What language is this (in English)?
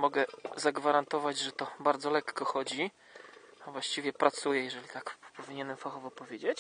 Polish